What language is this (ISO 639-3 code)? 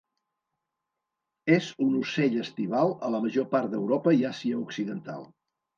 cat